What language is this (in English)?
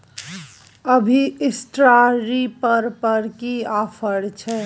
Maithili